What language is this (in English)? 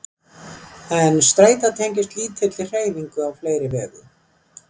Icelandic